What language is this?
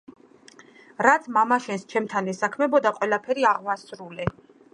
Georgian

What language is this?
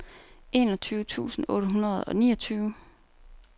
Danish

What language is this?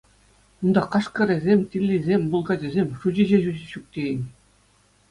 Chuvash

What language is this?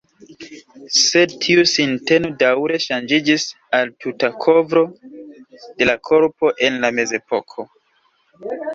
Esperanto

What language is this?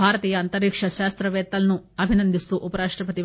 Telugu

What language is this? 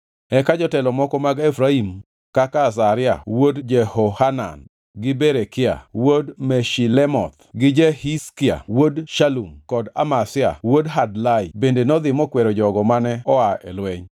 Luo (Kenya and Tanzania)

